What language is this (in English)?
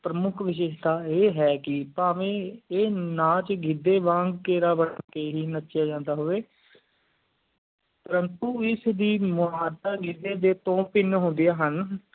Punjabi